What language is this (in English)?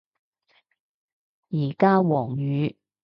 Cantonese